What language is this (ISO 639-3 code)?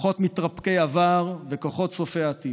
heb